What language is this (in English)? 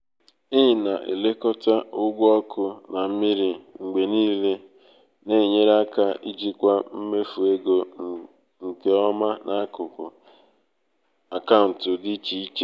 Igbo